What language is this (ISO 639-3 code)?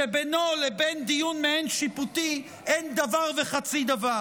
heb